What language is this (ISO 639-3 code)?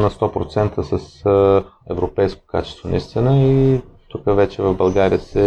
bul